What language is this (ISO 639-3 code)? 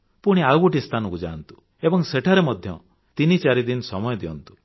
ori